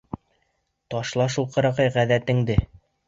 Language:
Bashkir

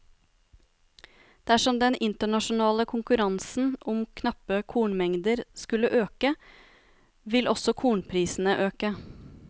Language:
Norwegian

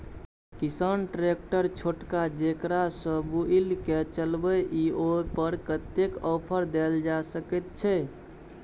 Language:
Maithili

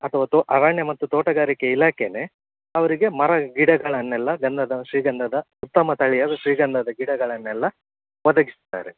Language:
Kannada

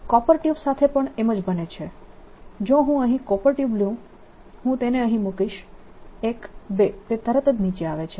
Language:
Gujarati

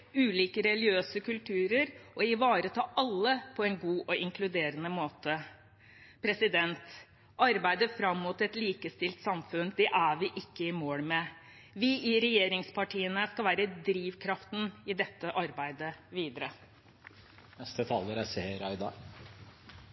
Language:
Norwegian Bokmål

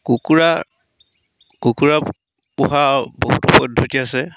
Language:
Assamese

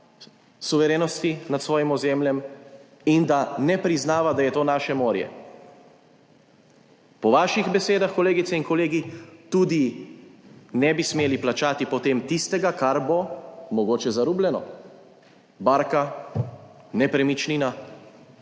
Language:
Slovenian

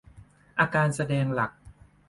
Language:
Thai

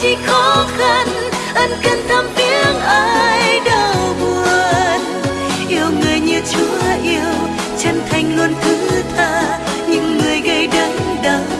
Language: Vietnamese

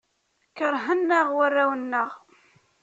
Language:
Kabyle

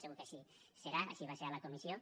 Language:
Catalan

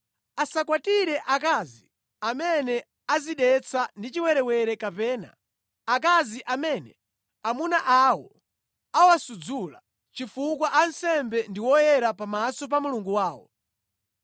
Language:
Nyanja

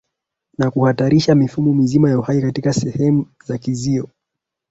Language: Swahili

